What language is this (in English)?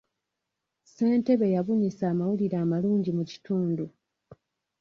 Ganda